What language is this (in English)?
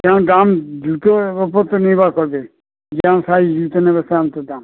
Bangla